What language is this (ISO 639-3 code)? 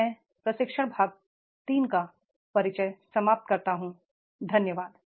hin